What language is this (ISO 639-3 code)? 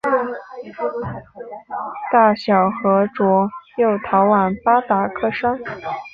zho